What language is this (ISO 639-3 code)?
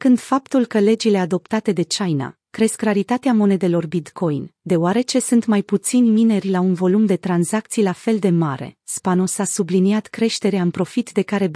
ron